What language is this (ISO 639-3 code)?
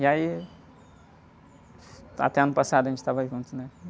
por